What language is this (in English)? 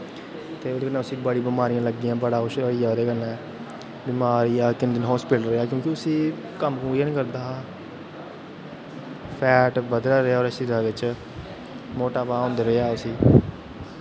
Dogri